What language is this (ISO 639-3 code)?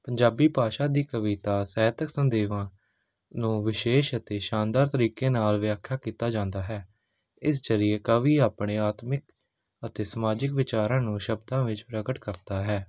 pan